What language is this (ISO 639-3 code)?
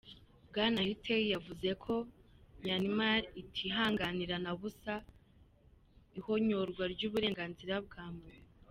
kin